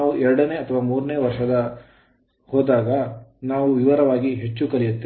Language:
Kannada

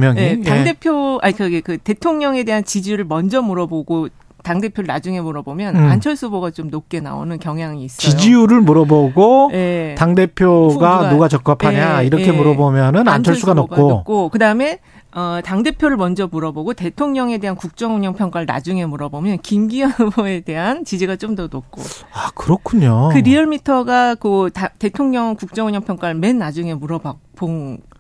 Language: Korean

